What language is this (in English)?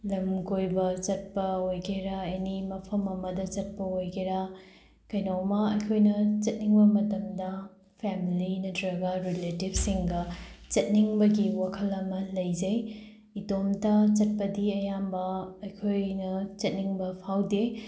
Manipuri